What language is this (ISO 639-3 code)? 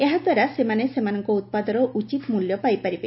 ori